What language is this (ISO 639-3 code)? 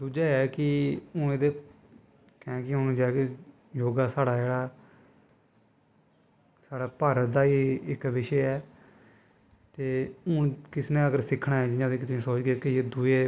doi